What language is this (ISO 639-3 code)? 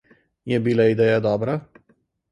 slv